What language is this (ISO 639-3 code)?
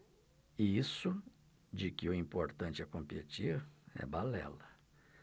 por